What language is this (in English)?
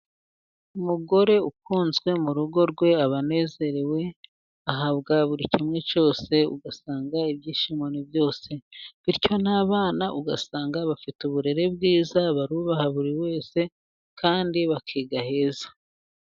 Kinyarwanda